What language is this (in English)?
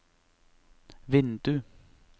Norwegian